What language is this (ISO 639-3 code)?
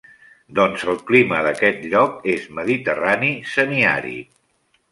cat